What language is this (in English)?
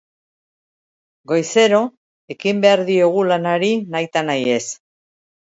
Basque